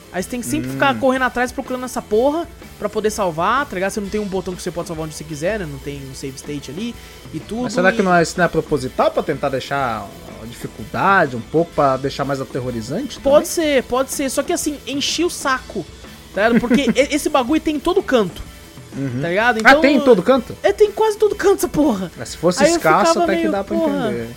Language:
Portuguese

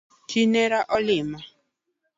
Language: Luo (Kenya and Tanzania)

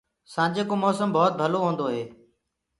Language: Gurgula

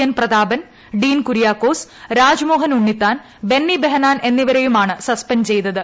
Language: Malayalam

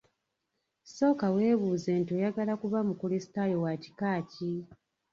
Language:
Ganda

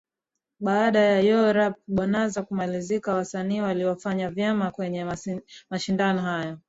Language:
Swahili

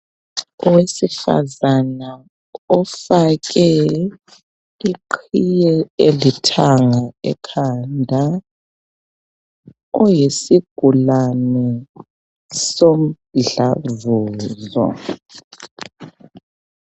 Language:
North Ndebele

